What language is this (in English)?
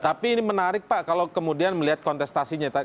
Indonesian